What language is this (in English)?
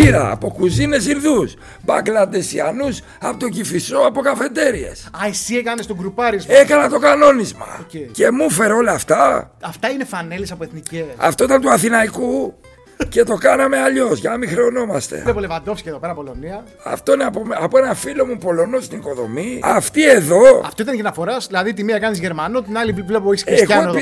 Greek